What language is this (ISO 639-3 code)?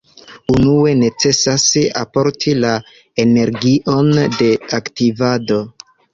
epo